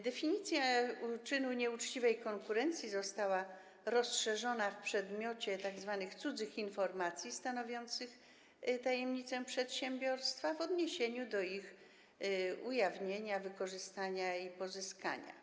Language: Polish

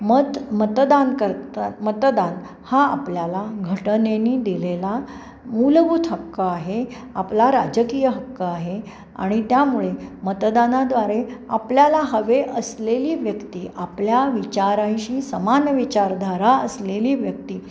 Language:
Marathi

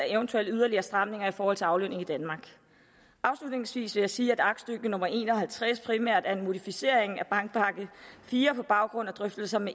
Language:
Danish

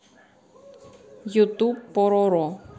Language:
Russian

